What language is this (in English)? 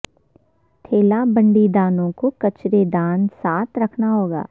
Urdu